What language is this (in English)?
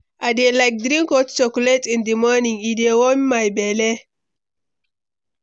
Nigerian Pidgin